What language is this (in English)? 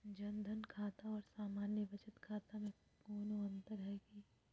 Magahi